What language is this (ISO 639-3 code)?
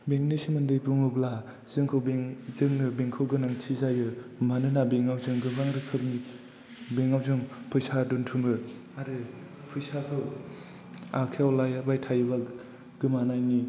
brx